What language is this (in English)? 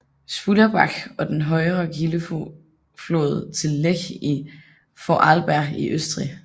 Danish